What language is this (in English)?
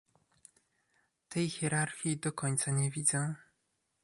Polish